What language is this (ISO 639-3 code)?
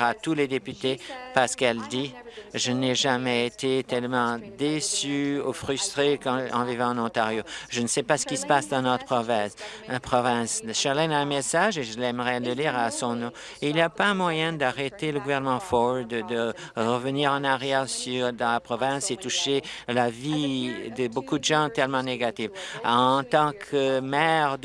fra